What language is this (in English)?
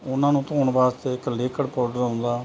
Punjabi